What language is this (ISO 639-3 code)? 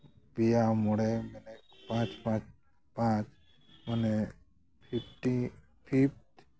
sat